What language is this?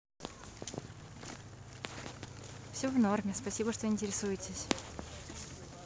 Russian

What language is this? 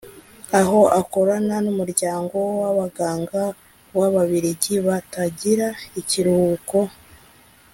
Kinyarwanda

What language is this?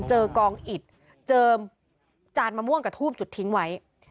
Thai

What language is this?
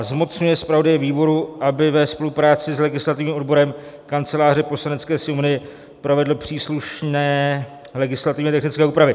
Czech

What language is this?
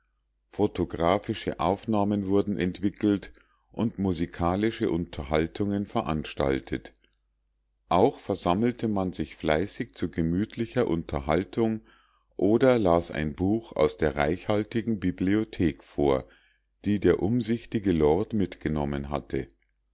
German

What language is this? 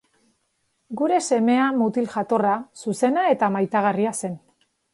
Basque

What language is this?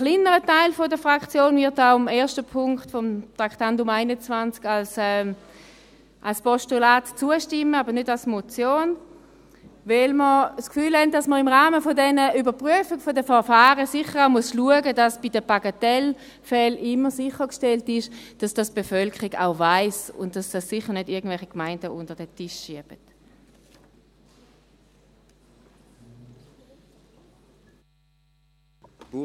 Swiss German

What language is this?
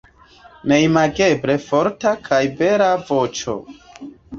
Esperanto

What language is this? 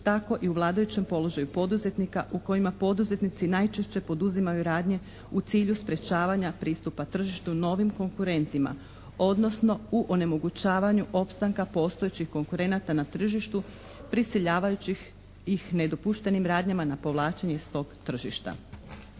Croatian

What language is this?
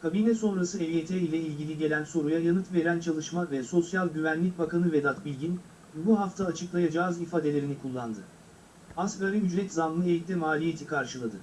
Turkish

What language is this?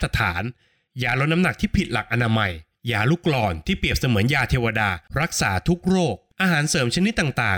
Thai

